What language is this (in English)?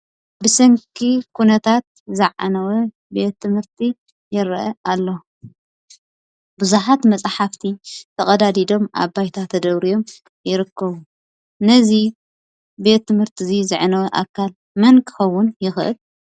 Tigrinya